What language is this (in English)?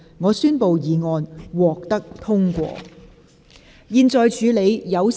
Cantonese